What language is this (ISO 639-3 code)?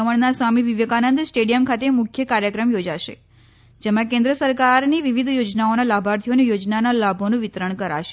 guj